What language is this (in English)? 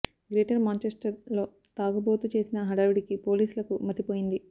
Telugu